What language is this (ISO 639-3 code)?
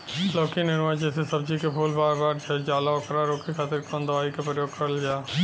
bho